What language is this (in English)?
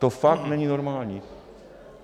Czech